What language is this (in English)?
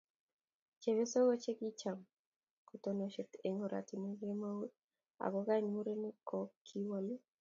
Kalenjin